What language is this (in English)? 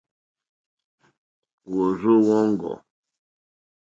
Mokpwe